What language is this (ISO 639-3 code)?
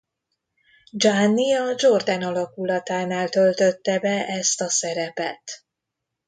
hun